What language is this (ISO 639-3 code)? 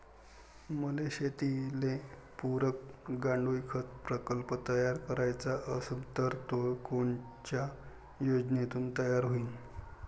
mar